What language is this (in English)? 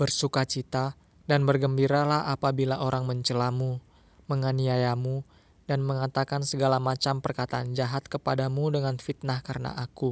Indonesian